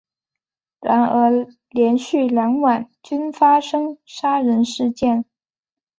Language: Chinese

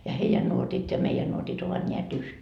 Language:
Finnish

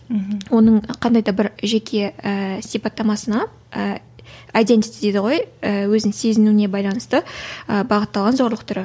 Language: Kazakh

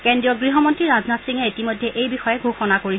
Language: Assamese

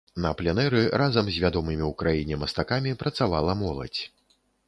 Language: Belarusian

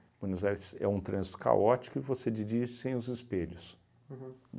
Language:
Portuguese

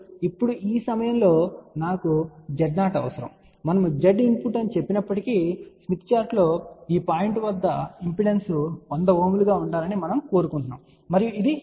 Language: Telugu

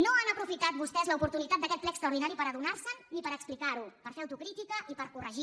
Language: Catalan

